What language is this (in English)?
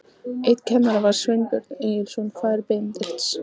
Icelandic